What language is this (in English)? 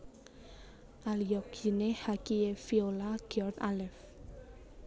Javanese